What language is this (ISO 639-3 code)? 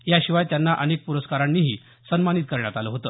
mar